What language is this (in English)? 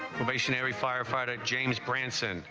English